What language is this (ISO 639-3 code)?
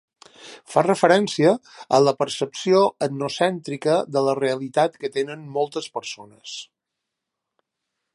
cat